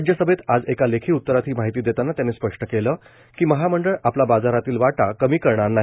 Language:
Marathi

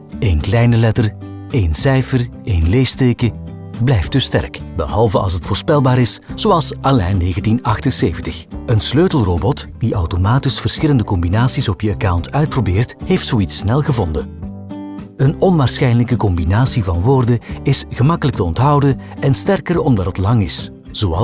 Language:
Dutch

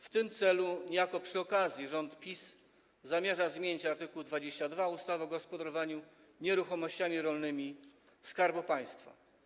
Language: Polish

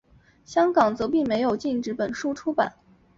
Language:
Chinese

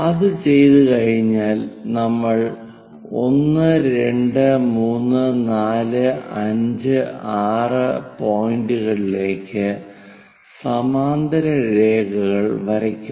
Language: Malayalam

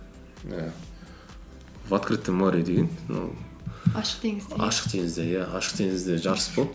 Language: Kazakh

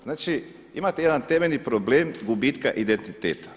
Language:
Croatian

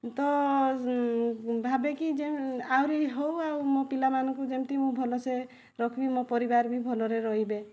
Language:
Odia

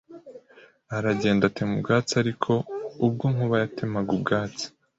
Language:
Kinyarwanda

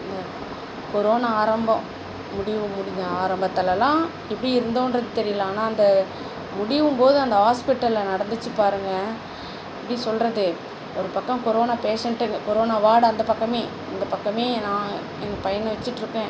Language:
Tamil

